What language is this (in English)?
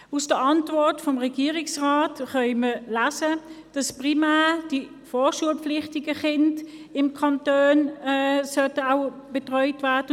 Swiss German